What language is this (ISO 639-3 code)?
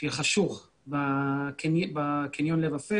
heb